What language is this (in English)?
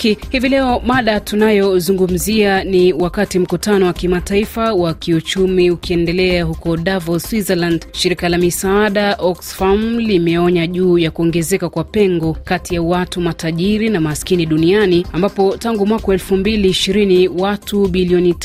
Swahili